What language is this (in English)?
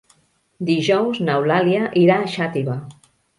Catalan